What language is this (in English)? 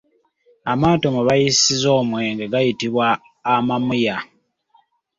Ganda